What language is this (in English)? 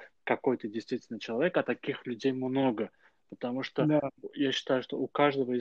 Russian